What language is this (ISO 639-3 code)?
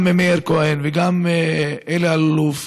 heb